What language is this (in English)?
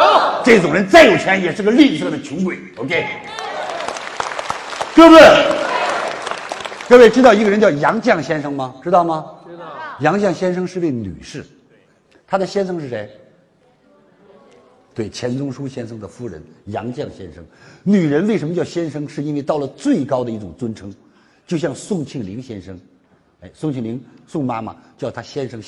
Chinese